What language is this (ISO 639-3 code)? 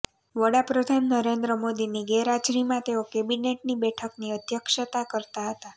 guj